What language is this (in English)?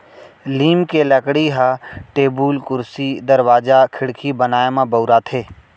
Chhattisgarhi